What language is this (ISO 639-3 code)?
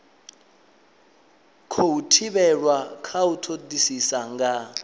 ven